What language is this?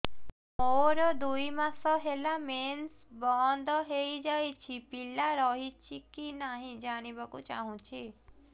Odia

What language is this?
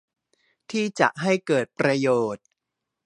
Thai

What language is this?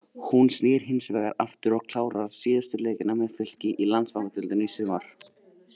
Icelandic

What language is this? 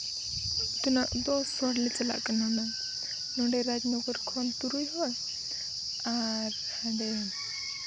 Santali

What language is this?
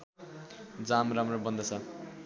Nepali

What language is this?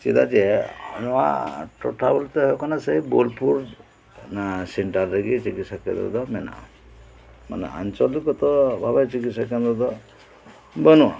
Santali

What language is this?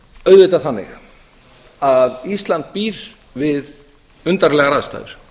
Icelandic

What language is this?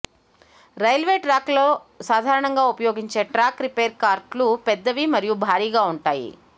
Telugu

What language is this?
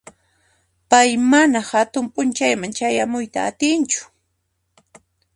Puno Quechua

